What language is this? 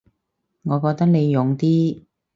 Cantonese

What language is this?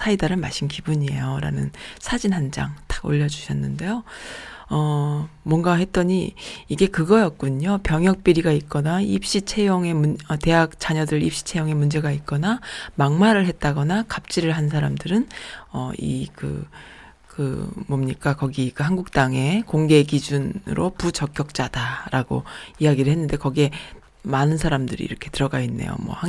Korean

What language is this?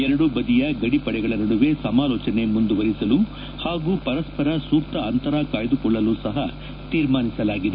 Kannada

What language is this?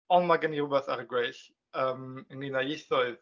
Welsh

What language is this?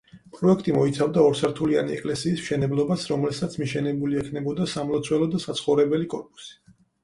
Georgian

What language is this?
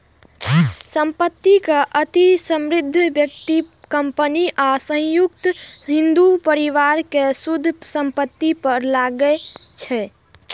Maithili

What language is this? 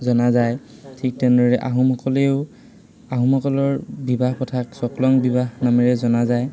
Assamese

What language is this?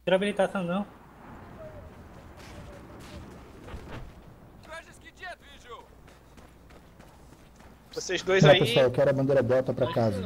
Portuguese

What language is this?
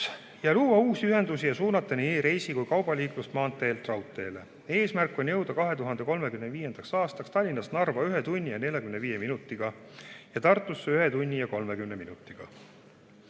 Estonian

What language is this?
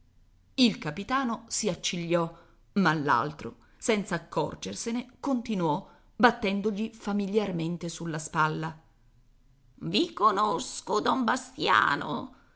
Italian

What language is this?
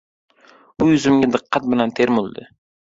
Uzbek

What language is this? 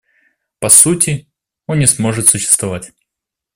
Russian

